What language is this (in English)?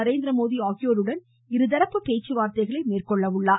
Tamil